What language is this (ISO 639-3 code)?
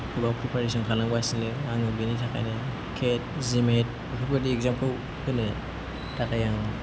brx